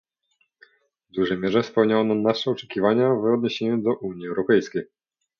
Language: Polish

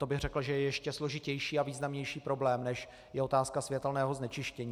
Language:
Czech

